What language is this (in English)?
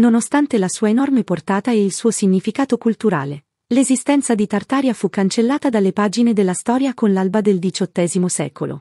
Italian